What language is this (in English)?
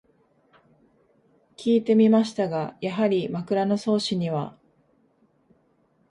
Japanese